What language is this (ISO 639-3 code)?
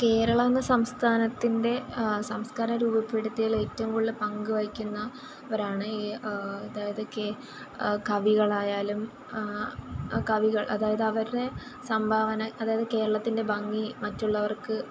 mal